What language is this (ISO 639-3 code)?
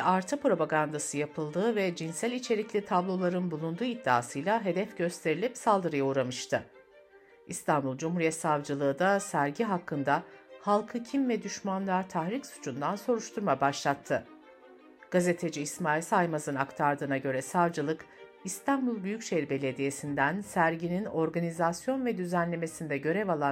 tur